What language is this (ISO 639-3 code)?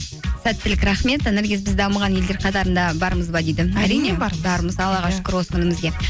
kaz